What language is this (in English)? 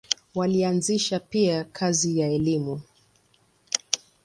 Swahili